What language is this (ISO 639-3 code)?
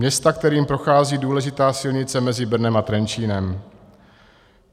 ces